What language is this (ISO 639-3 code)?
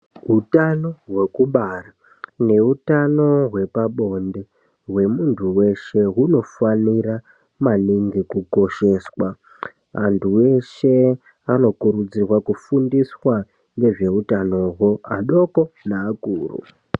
ndc